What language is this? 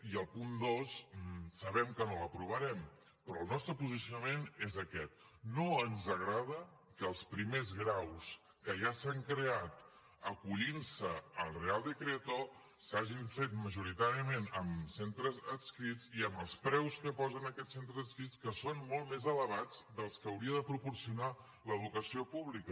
Catalan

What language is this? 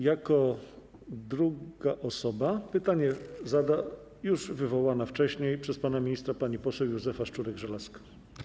Polish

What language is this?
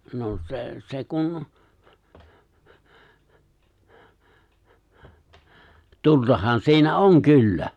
Finnish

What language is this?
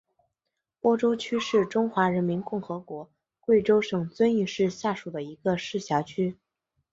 Chinese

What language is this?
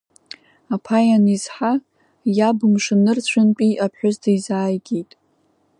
Abkhazian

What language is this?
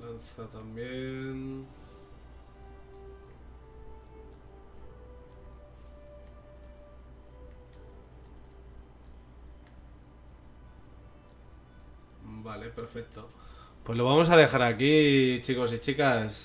Spanish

